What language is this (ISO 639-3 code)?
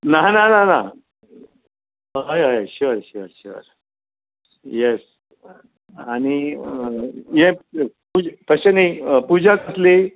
kok